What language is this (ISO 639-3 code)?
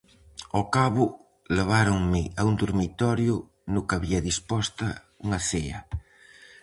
glg